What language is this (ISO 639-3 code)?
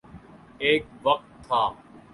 urd